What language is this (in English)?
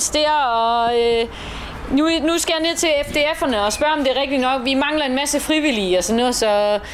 Danish